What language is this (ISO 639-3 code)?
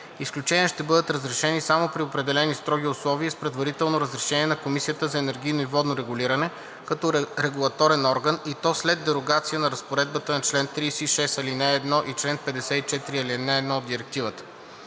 bul